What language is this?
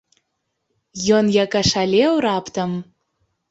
Belarusian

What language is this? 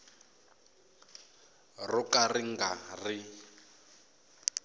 Tsonga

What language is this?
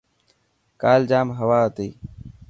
Dhatki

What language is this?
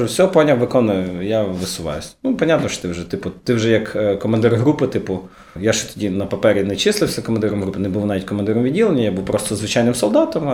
Ukrainian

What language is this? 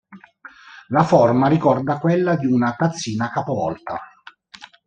Italian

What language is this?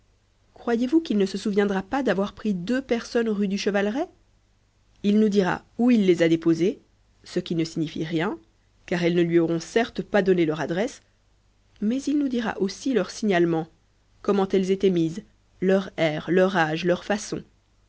French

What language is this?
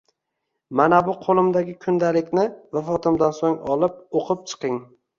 Uzbek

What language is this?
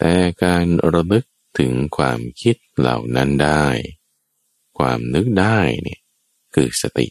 Thai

